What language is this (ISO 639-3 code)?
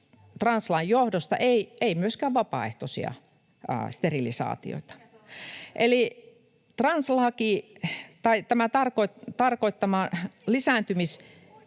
fin